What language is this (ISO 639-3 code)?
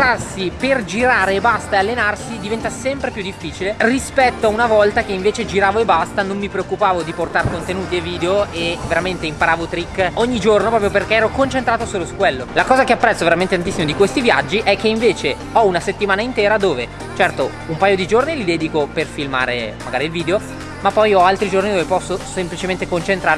ita